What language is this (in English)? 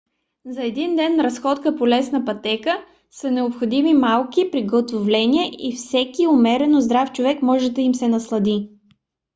Bulgarian